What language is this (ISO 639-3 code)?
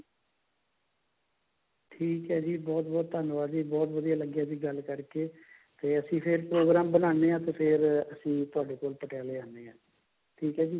pan